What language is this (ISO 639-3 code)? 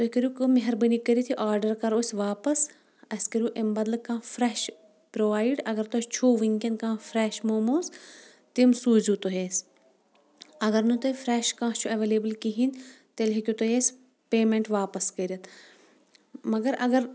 kas